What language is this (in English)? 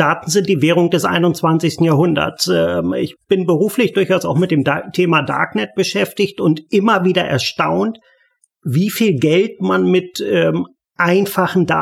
German